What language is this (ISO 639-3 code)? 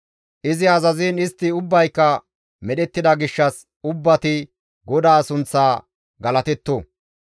gmv